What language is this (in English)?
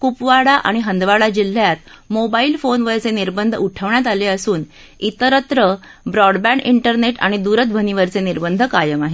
Marathi